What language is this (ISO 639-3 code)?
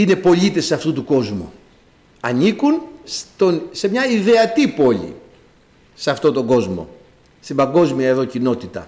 ell